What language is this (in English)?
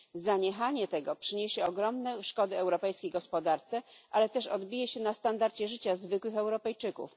Polish